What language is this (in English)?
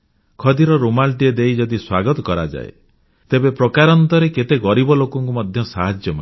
Odia